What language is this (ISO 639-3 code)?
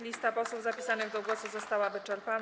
pol